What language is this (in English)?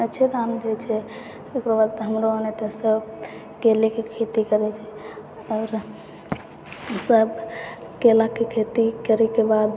Maithili